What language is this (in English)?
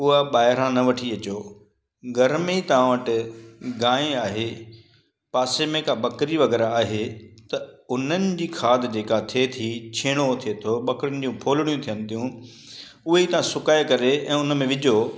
Sindhi